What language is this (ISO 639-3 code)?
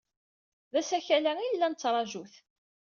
kab